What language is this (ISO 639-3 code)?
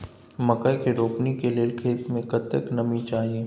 mai